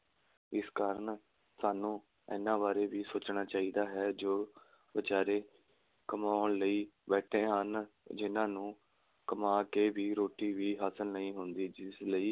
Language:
Punjabi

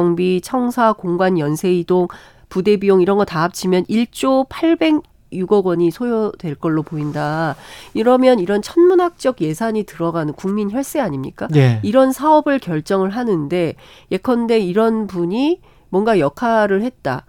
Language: Korean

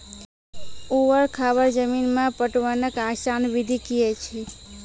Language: Maithili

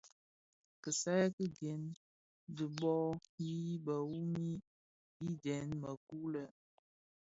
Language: Bafia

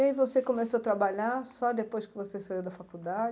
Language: Portuguese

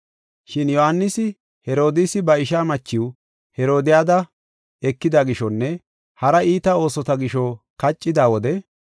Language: Gofa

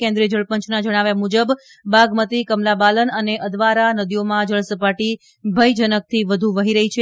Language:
Gujarati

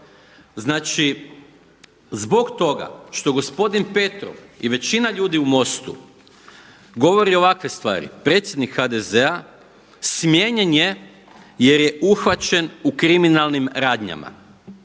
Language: Croatian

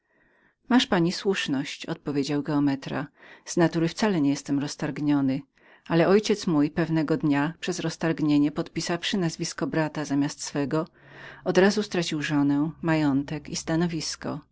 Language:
Polish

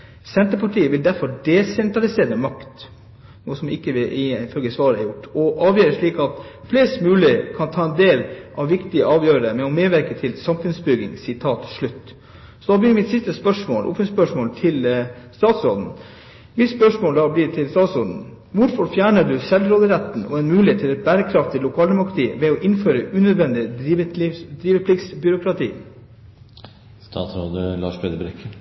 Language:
Norwegian Nynorsk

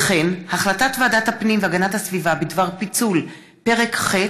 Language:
Hebrew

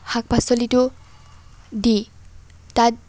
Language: Assamese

